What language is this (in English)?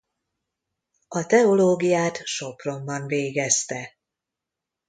Hungarian